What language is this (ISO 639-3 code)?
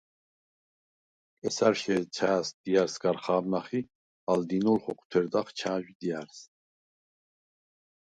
sva